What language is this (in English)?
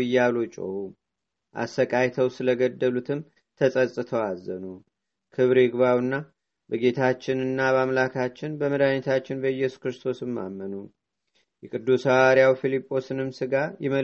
Amharic